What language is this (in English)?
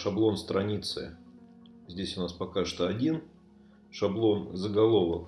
Russian